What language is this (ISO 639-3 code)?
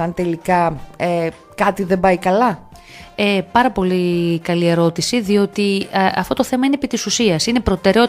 ell